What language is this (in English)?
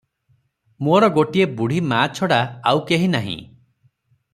Odia